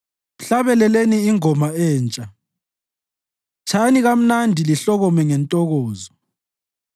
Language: North Ndebele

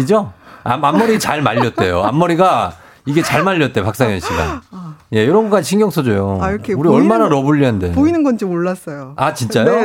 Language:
Korean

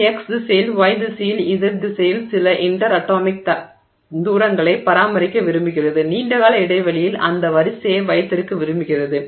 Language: Tamil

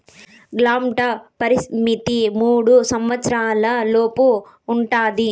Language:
Telugu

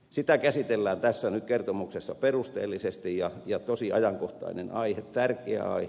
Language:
Finnish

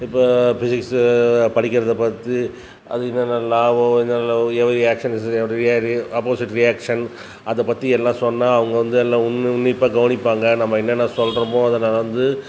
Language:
Tamil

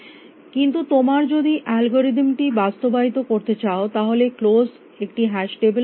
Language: Bangla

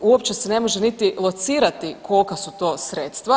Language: Croatian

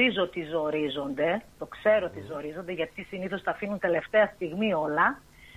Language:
Greek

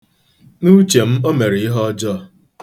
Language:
Igbo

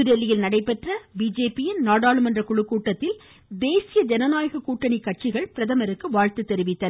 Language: Tamil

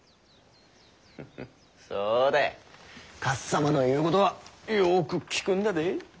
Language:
Japanese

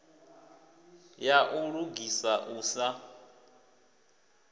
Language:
Venda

